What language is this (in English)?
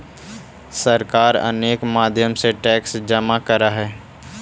Magahi